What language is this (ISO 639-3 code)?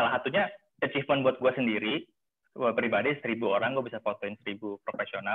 ind